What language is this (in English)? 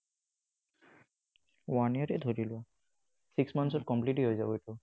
Assamese